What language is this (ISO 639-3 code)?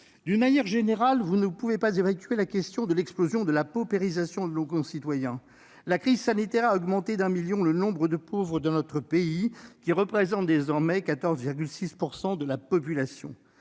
fra